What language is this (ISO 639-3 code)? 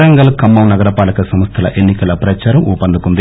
tel